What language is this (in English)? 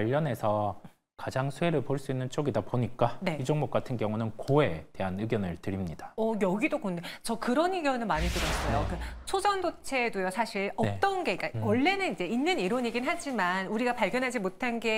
Korean